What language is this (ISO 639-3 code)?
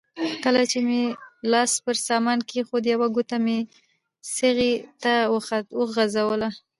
pus